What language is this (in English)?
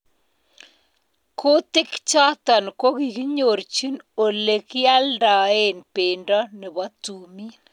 Kalenjin